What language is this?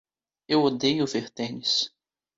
Portuguese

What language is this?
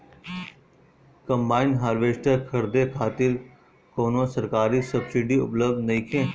Bhojpuri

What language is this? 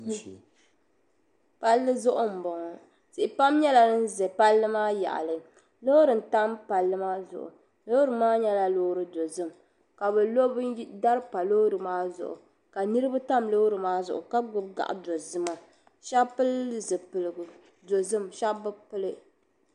Dagbani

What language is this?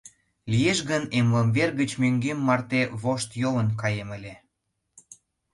Mari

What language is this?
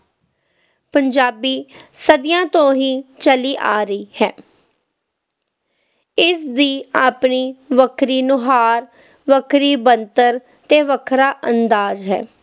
Punjabi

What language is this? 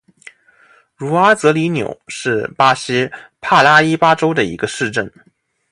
Chinese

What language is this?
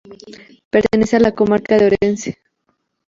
Spanish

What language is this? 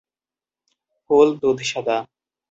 Bangla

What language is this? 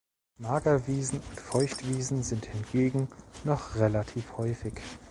German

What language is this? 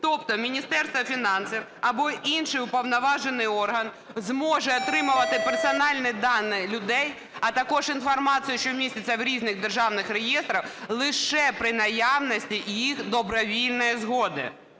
Ukrainian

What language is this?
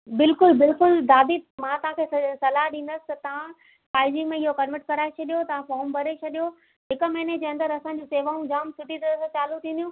Sindhi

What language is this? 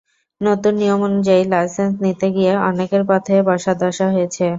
Bangla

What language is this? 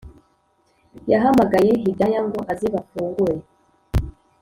Kinyarwanda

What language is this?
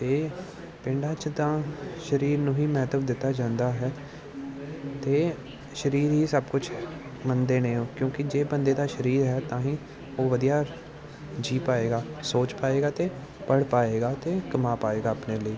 Punjabi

